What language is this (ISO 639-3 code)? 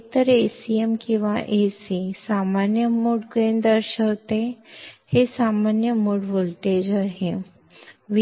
mar